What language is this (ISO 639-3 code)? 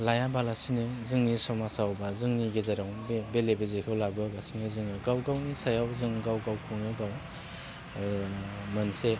brx